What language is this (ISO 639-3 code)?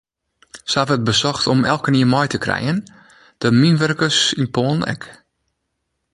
fry